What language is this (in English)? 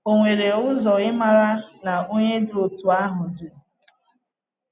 Igbo